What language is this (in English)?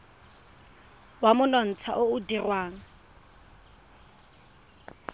Tswana